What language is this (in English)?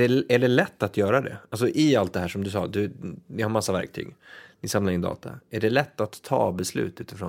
Swedish